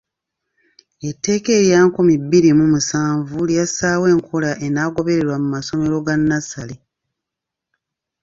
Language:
Ganda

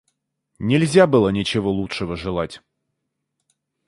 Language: Russian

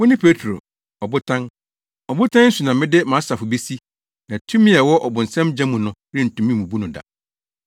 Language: Akan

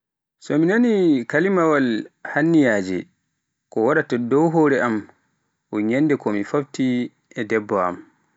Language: Pular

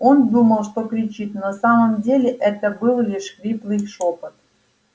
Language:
Russian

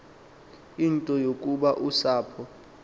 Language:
Xhosa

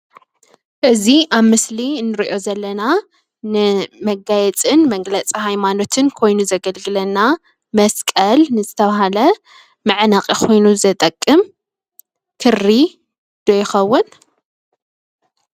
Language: Tigrinya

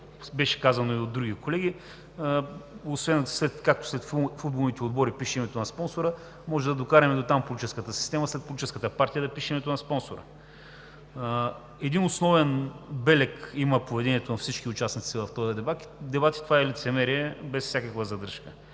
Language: Bulgarian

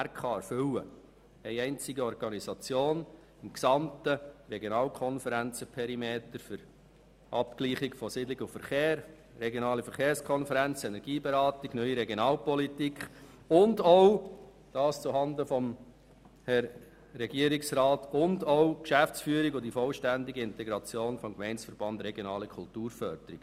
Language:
Swiss German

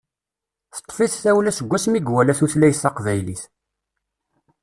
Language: Kabyle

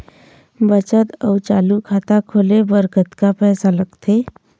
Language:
Chhattisgarhi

